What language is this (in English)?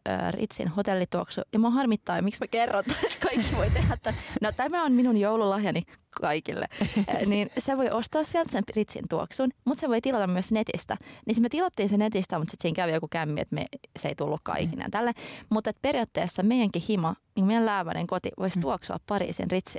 Finnish